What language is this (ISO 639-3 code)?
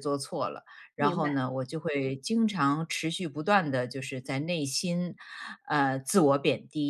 zho